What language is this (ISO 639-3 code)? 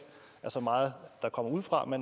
dan